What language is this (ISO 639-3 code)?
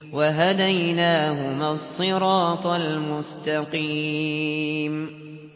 ara